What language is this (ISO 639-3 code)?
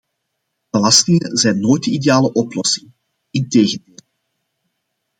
nld